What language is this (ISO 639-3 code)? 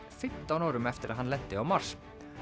isl